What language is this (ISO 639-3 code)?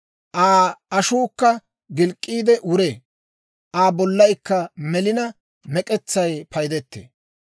dwr